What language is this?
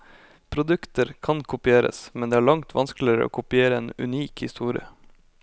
Norwegian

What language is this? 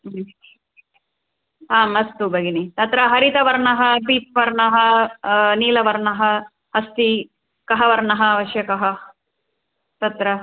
Sanskrit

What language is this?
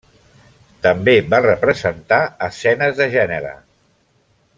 Catalan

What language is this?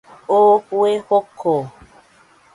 Nüpode Huitoto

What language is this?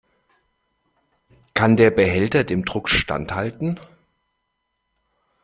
German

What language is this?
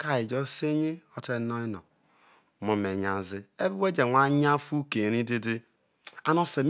Isoko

